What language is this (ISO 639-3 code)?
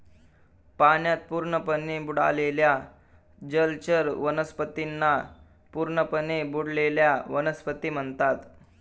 mar